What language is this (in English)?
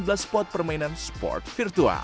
Indonesian